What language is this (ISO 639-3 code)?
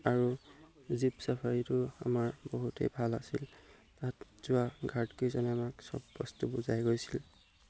asm